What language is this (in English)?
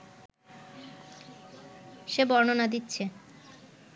Bangla